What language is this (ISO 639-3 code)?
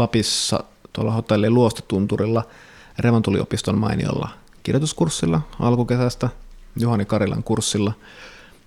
fin